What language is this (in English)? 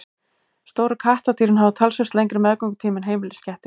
Icelandic